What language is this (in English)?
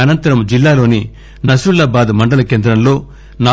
Telugu